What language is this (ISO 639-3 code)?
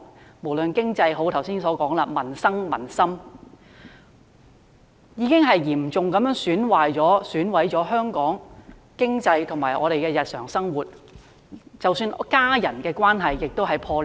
yue